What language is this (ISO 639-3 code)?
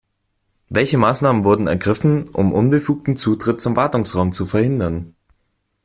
deu